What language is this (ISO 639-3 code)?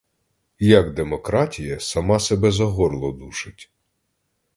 ukr